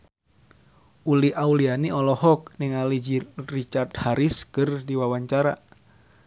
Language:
Sundanese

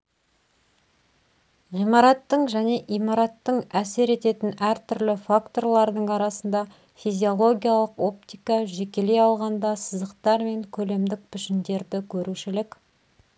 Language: Kazakh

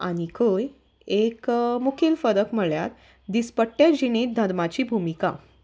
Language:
Konkani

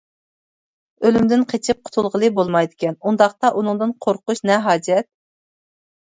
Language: Uyghur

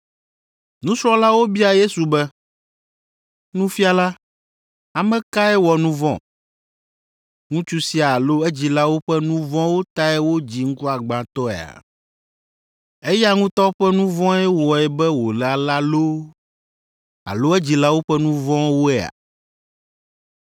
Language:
Ewe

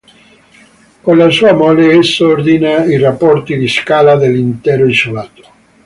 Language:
Italian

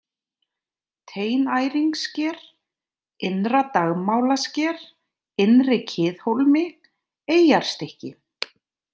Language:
Icelandic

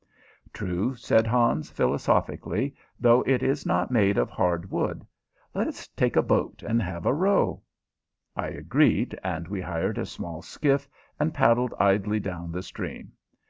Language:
English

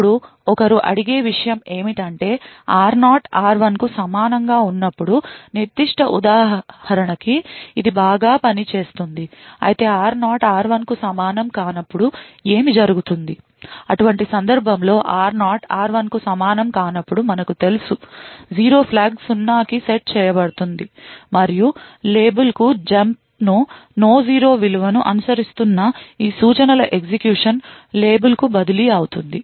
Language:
Telugu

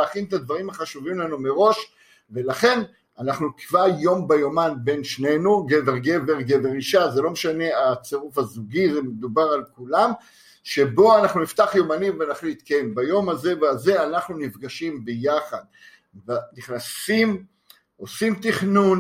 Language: Hebrew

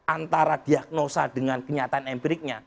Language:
Indonesian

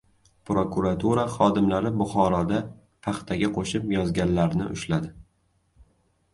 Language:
Uzbek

